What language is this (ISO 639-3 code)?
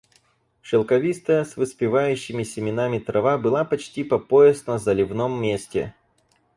rus